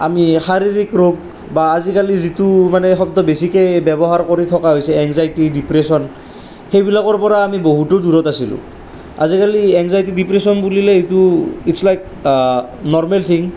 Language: Assamese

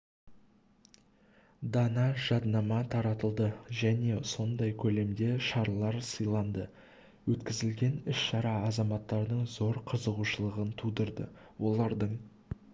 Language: Kazakh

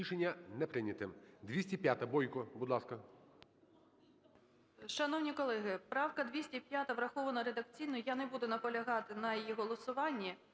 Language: Ukrainian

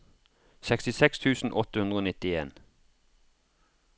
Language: Norwegian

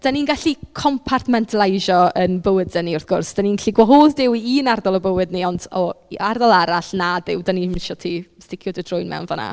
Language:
Welsh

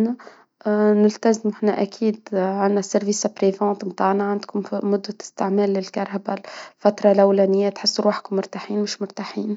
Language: Tunisian Arabic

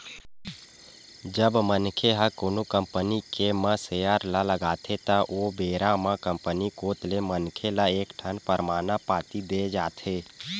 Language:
Chhattisgarhi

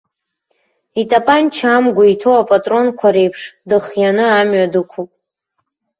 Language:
Abkhazian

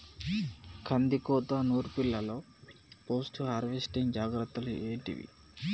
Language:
Telugu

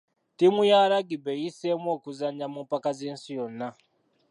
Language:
Ganda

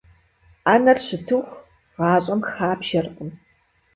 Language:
Kabardian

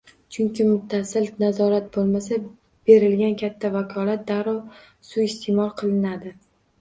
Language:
Uzbek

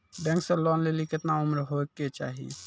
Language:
Maithili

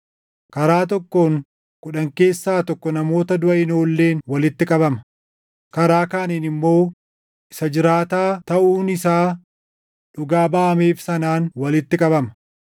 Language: Oromo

